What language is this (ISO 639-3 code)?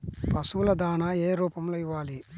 tel